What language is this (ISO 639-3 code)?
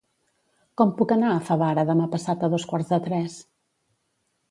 cat